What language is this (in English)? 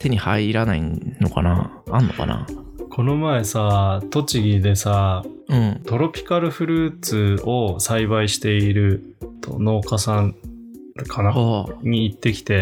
Japanese